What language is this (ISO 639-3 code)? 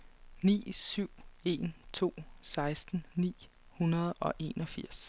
dan